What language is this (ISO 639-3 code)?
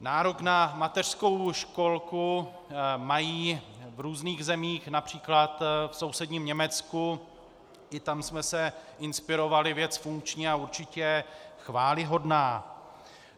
ces